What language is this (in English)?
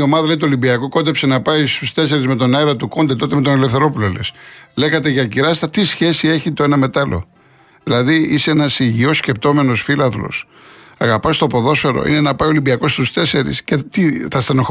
Greek